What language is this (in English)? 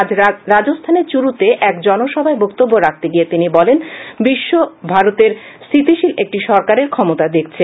Bangla